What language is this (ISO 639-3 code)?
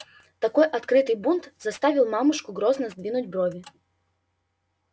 rus